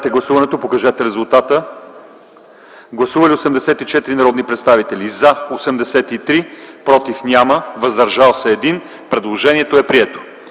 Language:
Bulgarian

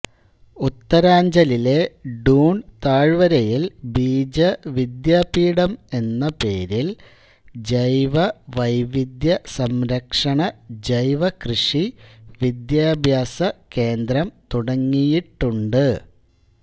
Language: Malayalam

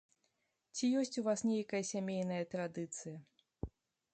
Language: Belarusian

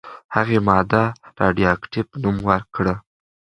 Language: Pashto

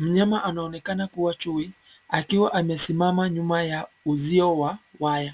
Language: Swahili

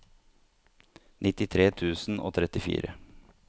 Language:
Norwegian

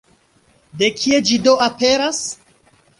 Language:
Esperanto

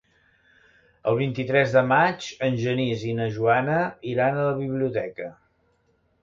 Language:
Catalan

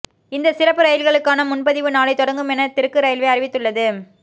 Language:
Tamil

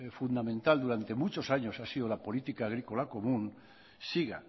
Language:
Spanish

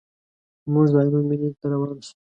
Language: Pashto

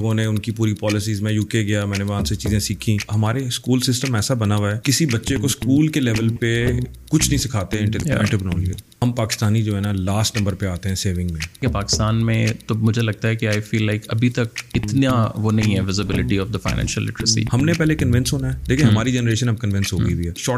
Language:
Urdu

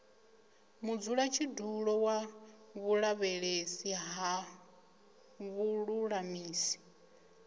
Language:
Venda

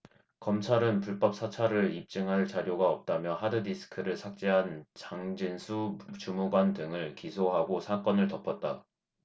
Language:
Korean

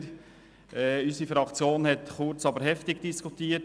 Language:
Swiss German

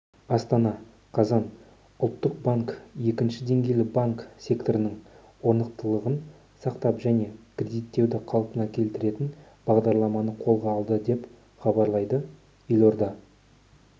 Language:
Kazakh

